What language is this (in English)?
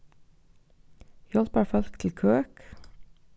Faroese